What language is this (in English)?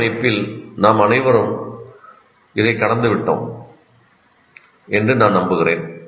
Tamil